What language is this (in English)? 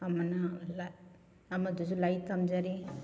Manipuri